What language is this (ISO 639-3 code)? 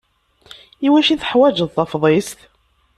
kab